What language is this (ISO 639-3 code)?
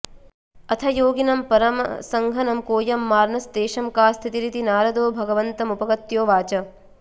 san